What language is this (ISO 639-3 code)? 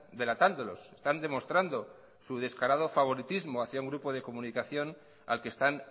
spa